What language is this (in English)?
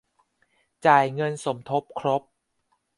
Thai